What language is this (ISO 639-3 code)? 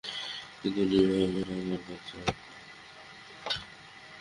ben